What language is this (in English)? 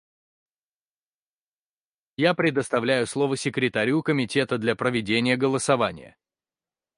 Russian